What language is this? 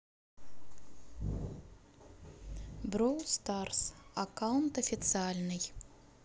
Russian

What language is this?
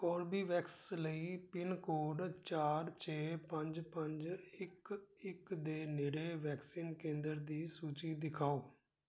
Punjabi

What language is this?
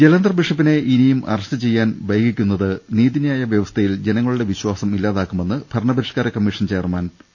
Malayalam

